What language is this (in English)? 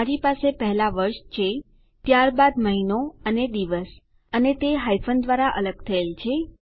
Gujarati